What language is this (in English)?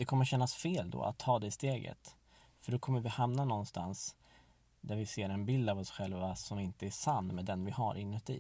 Swedish